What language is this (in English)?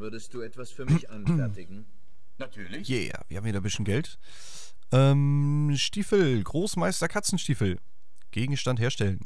German